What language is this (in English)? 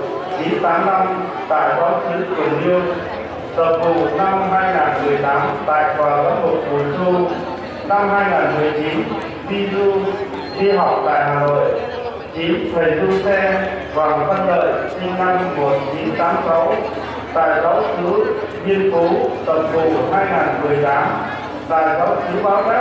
Vietnamese